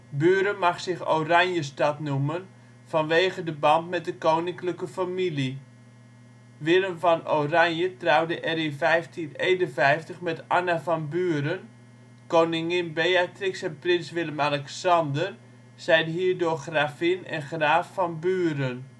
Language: Dutch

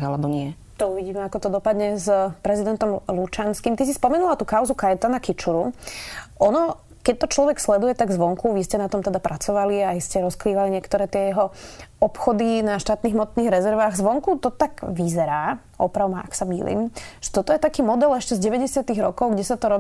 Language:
Slovak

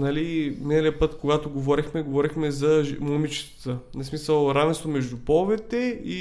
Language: Bulgarian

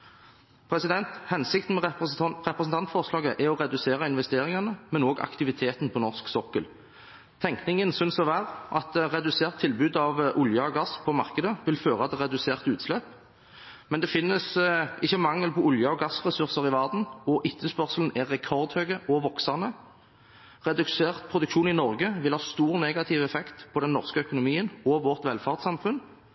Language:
Norwegian Bokmål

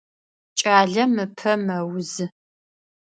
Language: Adyghe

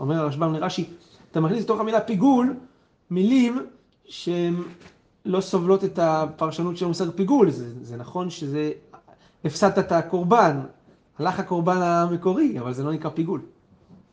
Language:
Hebrew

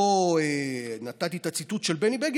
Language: Hebrew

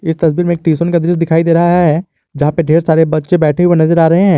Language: Hindi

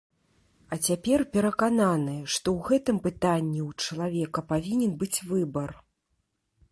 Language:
Belarusian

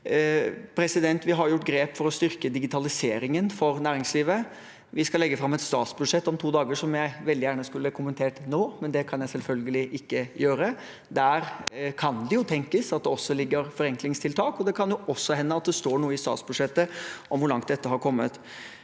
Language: Norwegian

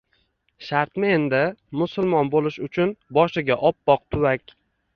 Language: Uzbek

